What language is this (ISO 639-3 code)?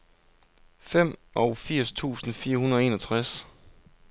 dan